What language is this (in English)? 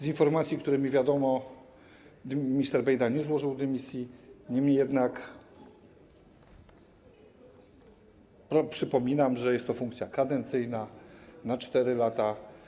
Polish